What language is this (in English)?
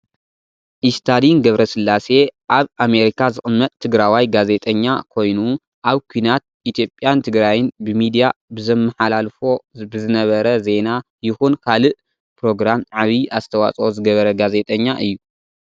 Tigrinya